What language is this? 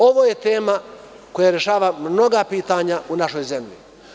Serbian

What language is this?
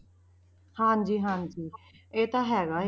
Punjabi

